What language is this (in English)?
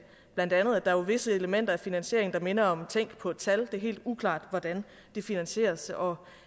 Danish